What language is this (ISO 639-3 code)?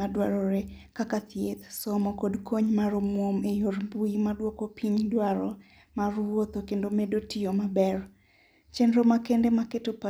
luo